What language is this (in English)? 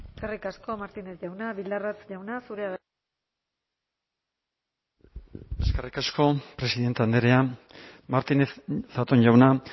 Basque